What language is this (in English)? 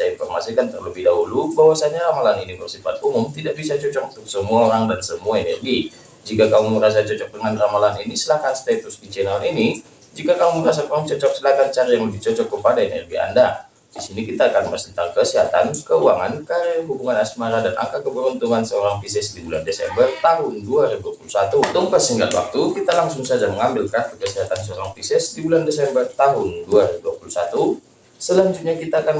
Indonesian